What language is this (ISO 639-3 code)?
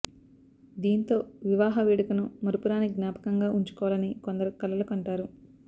tel